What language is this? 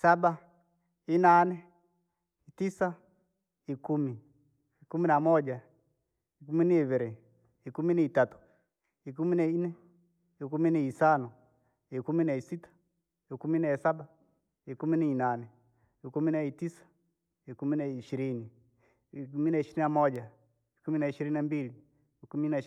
Langi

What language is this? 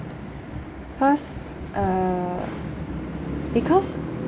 English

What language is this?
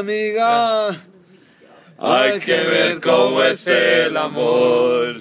Hebrew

